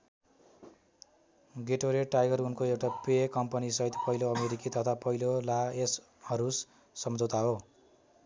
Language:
Nepali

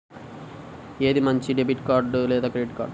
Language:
Telugu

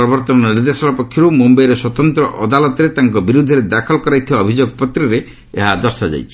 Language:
Odia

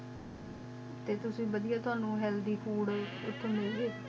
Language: Punjabi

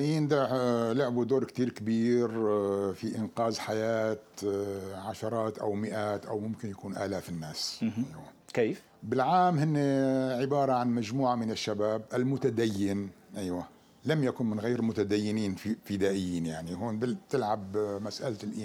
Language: Arabic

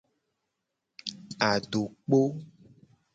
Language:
Gen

